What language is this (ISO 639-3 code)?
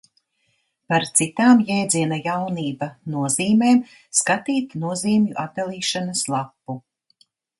lav